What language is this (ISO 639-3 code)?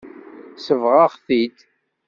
kab